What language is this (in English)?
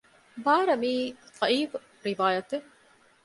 Divehi